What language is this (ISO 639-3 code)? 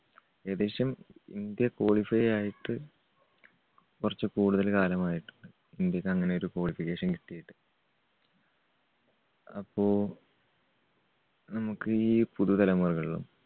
mal